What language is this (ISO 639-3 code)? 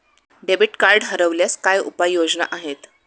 mar